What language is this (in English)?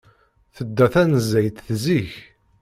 Kabyle